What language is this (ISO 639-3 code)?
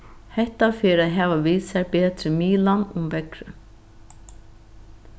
fao